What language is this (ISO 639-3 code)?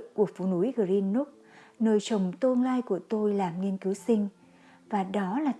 vie